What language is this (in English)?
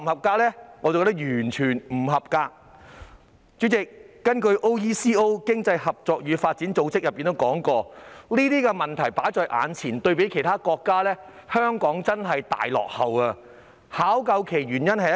Cantonese